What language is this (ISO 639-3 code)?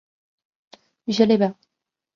zho